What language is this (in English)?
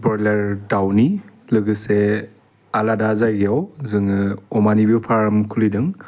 Bodo